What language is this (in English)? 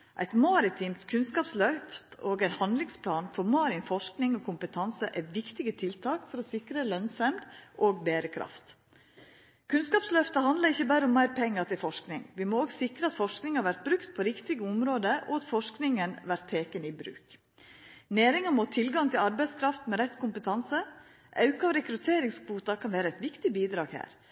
Norwegian Nynorsk